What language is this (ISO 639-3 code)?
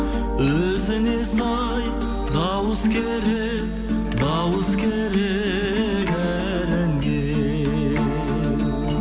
kaz